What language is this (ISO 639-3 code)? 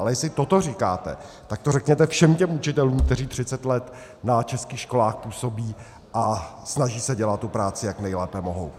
ces